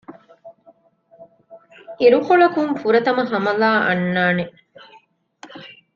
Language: Divehi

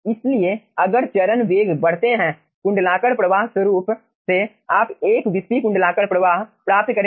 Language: Hindi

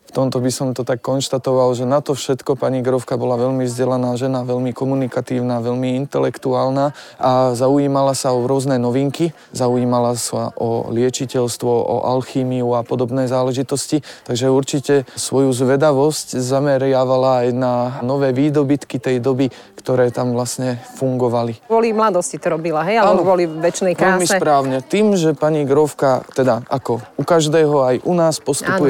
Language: Slovak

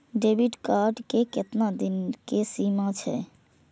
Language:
Maithili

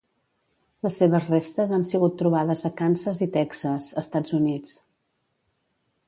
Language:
Catalan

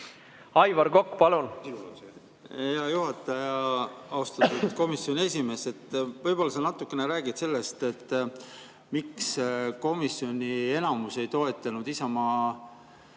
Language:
Estonian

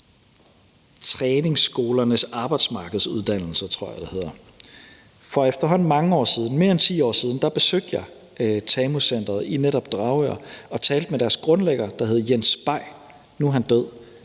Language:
Danish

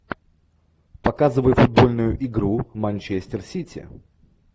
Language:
Russian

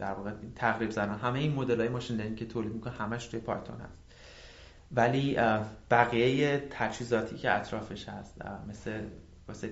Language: Persian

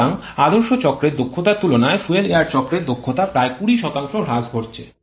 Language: Bangla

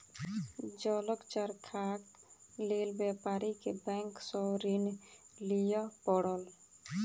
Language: Maithili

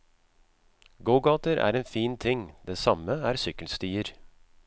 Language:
Norwegian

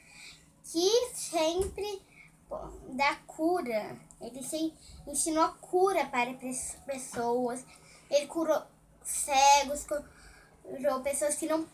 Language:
Portuguese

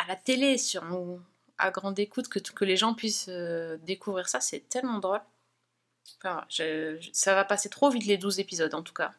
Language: French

